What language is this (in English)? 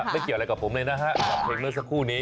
Thai